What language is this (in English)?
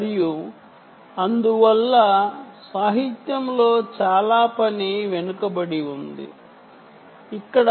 Telugu